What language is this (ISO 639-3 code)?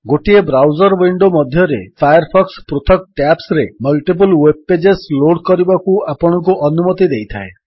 ori